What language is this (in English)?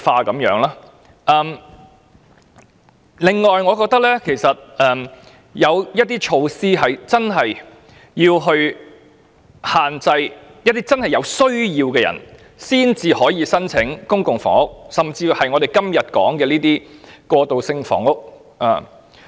Cantonese